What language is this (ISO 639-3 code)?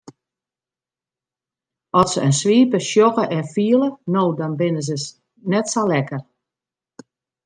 fry